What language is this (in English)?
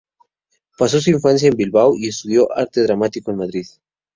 Spanish